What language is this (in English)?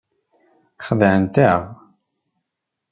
Kabyle